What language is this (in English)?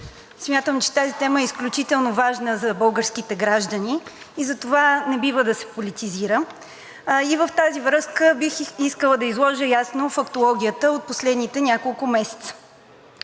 Bulgarian